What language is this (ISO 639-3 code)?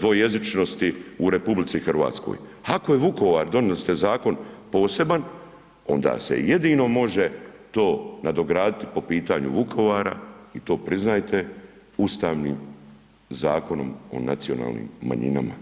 hrv